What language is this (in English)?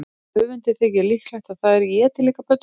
Icelandic